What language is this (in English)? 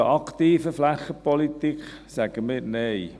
Swiss German